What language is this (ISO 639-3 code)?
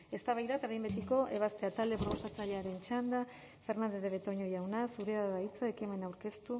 eus